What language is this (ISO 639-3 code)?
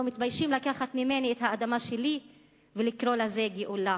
heb